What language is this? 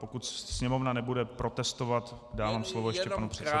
Czech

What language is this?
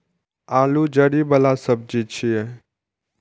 Maithili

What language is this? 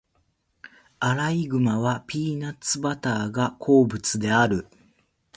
Japanese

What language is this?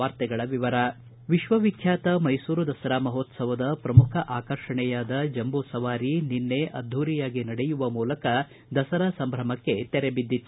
Kannada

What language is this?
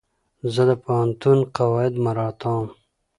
Pashto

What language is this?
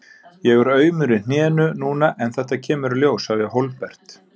Icelandic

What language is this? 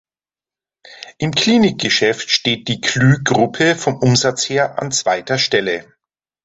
German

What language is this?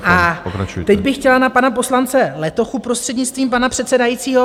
Czech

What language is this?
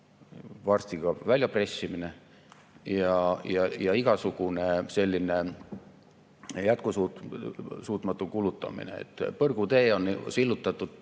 Estonian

